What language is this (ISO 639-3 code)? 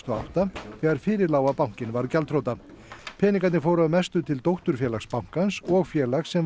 isl